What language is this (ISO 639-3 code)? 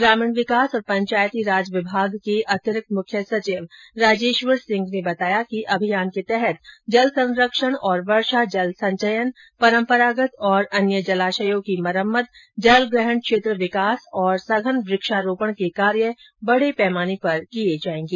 hin